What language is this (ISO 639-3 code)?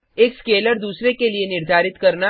hin